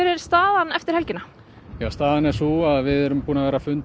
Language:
Icelandic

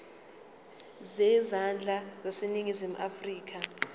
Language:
Zulu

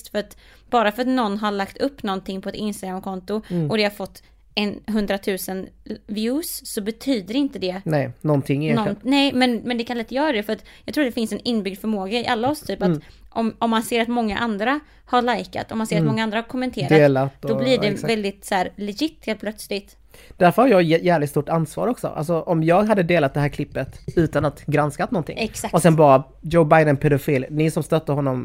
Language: Swedish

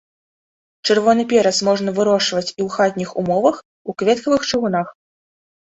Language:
Belarusian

